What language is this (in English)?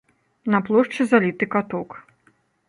Belarusian